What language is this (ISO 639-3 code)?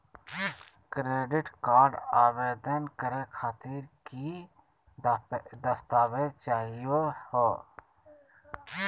mag